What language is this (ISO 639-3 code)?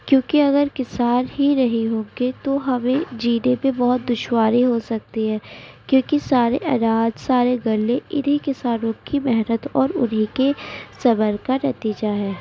urd